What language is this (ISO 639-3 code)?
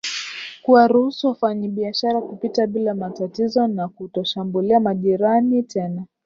swa